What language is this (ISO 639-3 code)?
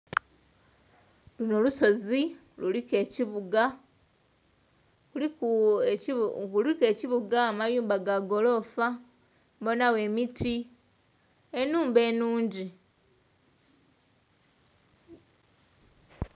xog